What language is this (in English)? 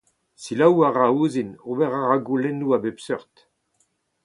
Breton